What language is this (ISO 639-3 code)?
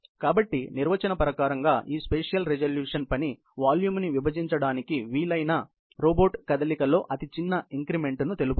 tel